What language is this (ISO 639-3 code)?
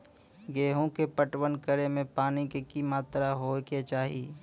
mai